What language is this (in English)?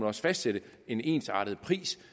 Danish